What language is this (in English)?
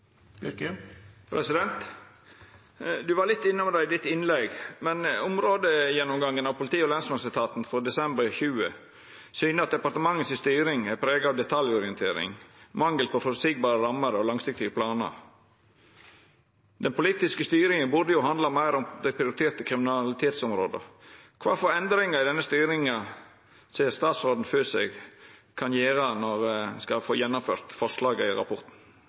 Norwegian Nynorsk